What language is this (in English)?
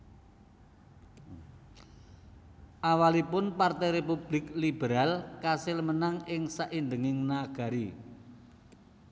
Javanese